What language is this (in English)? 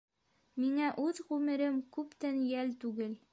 Bashkir